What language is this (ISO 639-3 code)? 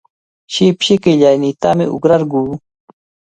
qvl